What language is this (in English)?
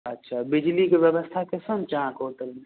Maithili